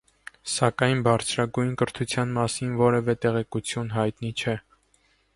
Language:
Armenian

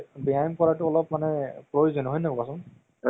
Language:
Assamese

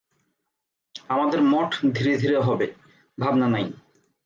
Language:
Bangla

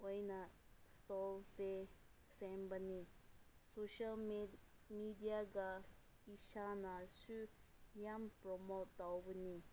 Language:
Manipuri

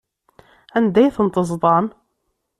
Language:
Kabyle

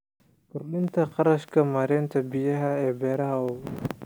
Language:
Somali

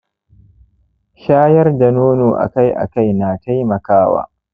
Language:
Hausa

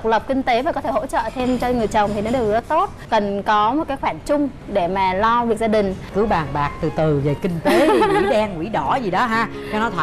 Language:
Vietnamese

